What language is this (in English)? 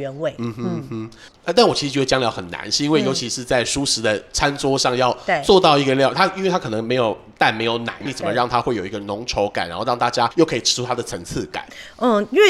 Chinese